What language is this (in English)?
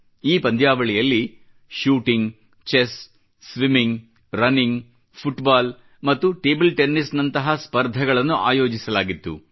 Kannada